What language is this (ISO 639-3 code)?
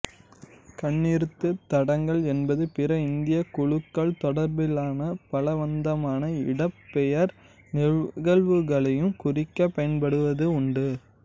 tam